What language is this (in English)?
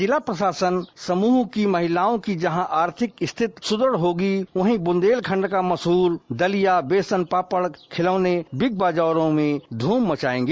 Hindi